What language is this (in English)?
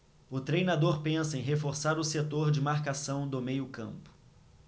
Portuguese